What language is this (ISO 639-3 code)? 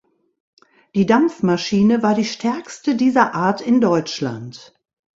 deu